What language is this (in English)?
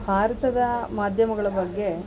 Kannada